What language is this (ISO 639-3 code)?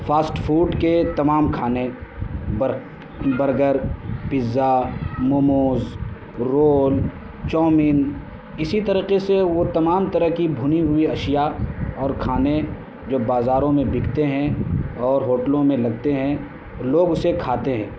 urd